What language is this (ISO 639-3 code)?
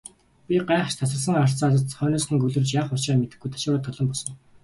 mon